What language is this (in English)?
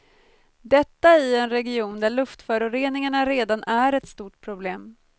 Swedish